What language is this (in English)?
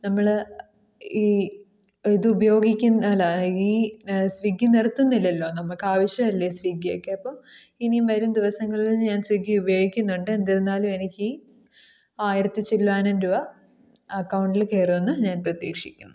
Malayalam